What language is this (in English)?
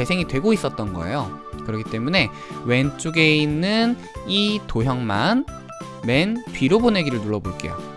Korean